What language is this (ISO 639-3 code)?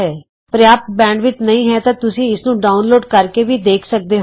pan